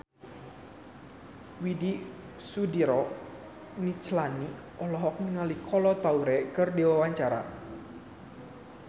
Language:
Sundanese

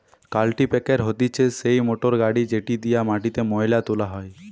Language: Bangla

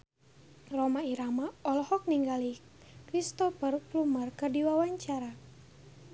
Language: Sundanese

